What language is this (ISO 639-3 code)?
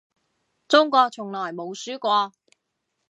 yue